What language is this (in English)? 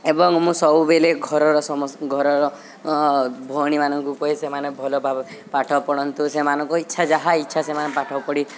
Odia